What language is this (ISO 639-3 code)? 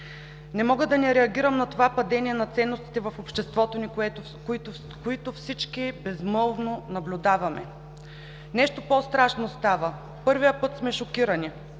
bul